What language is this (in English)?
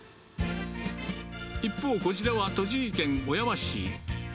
Japanese